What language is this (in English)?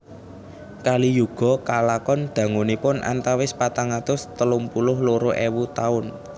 Javanese